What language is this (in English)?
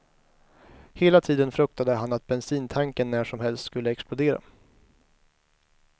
Swedish